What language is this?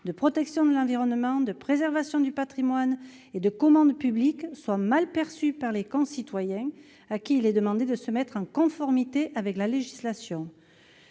French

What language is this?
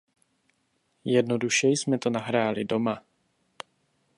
Czech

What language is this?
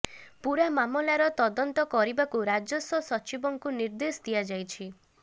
Odia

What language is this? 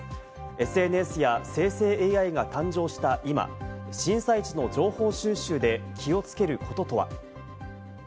Japanese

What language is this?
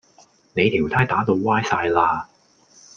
Cantonese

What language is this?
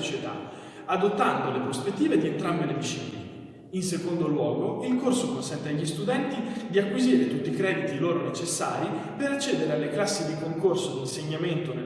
Italian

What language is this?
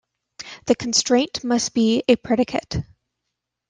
English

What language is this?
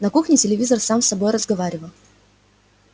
Russian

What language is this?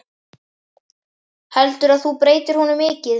Icelandic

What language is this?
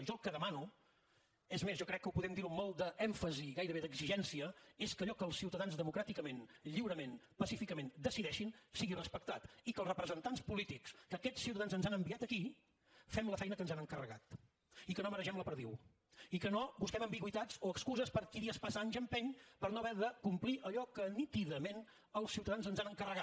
Catalan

